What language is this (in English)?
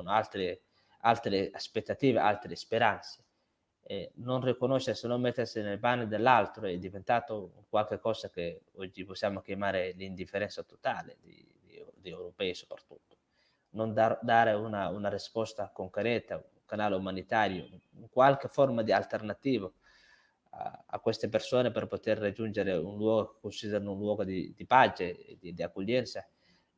Italian